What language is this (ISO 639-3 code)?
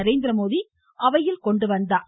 tam